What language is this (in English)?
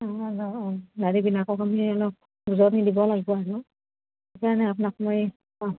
Assamese